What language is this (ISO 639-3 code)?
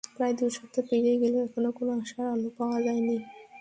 ben